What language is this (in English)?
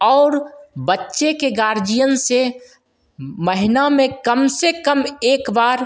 Hindi